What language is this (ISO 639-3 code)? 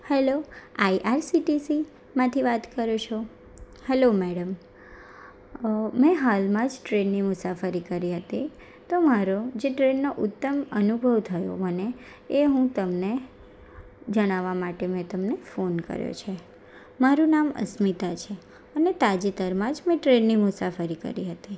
guj